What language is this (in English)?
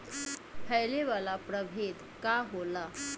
Bhojpuri